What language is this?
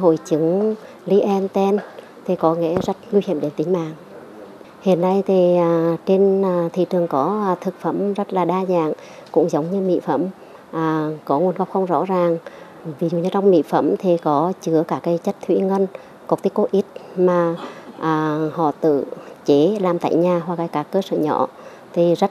Vietnamese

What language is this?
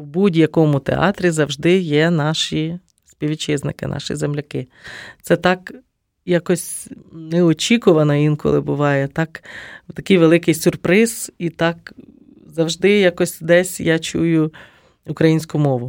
Ukrainian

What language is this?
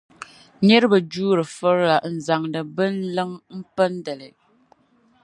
Dagbani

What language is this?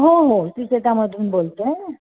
Marathi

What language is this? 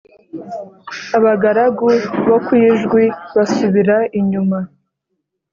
Kinyarwanda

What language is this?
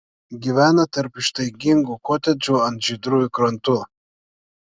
Lithuanian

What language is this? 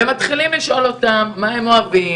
Hebrew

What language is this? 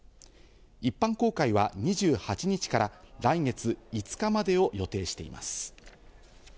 Japanese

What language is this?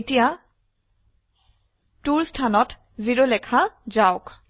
Assamese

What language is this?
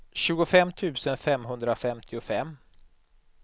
Swedish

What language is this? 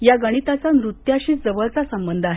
Marathi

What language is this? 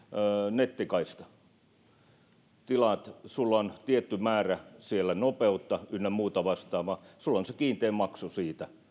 Finnish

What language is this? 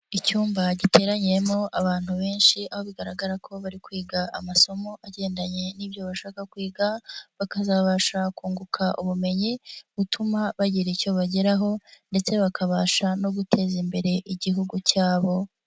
Kinyarwanda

